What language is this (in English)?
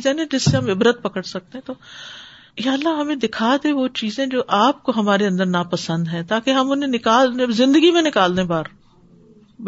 Urdu